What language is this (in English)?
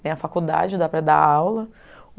Portuguese